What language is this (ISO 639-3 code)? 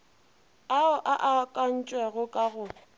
nso